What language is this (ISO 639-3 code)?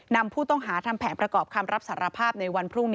tha